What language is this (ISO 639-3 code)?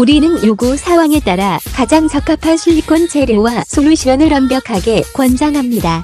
kor